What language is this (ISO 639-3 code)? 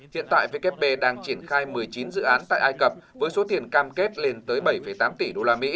vie